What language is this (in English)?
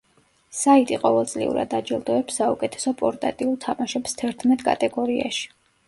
Georgian